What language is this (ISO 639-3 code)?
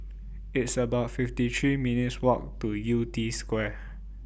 eng